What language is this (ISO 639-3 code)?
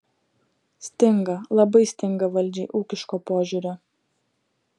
lit